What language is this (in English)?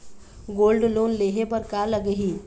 Chhattisgarhi